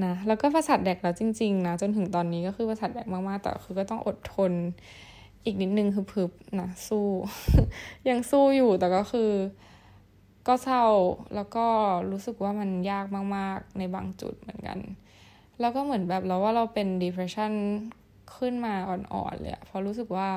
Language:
Thai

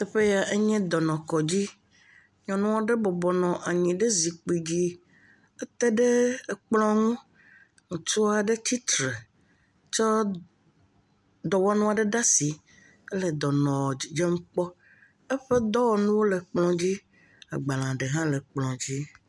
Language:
Ewe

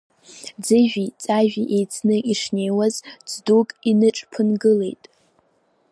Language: Abkhazian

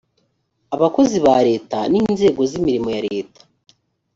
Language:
Kinyarwanda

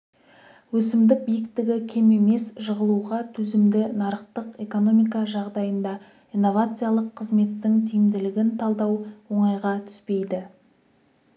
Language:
Kazakh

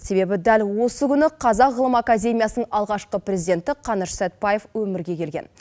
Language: Kazakh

